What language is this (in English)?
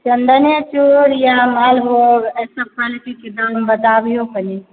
Maithili